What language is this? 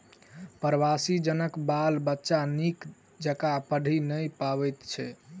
Maithili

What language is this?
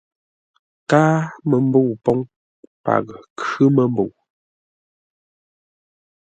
Ngombale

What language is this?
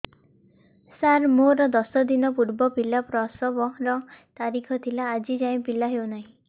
Odia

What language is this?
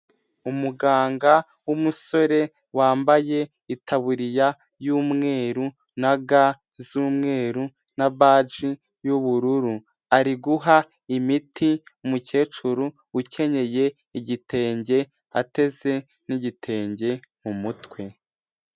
Kinyarwanda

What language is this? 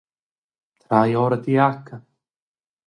Romansh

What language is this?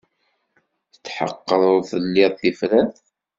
Kabyle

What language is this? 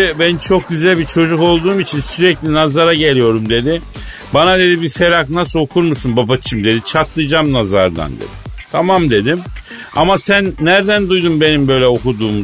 Turkish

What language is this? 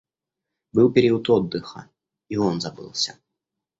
Russian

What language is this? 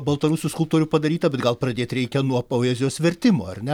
Lithuanian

